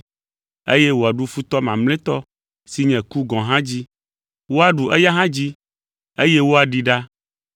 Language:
Ewe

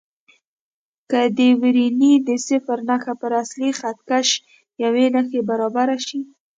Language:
Pashto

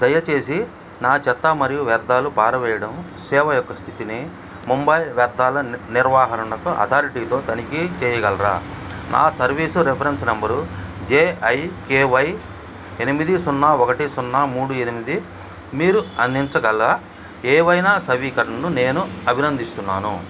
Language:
Telugu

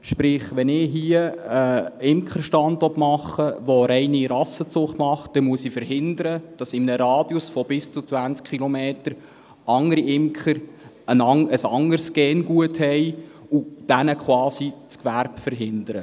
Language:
Swiss German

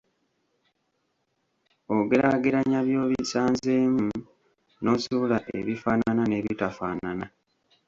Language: Ganda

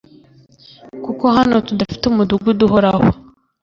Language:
Kinyarwanda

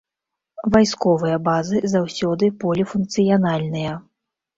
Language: Belarusian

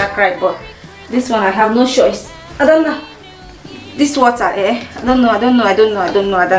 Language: English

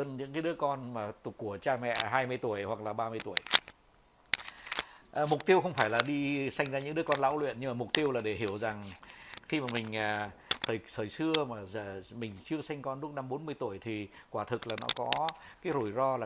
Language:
Vietnamese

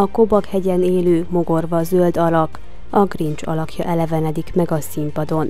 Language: Hungarian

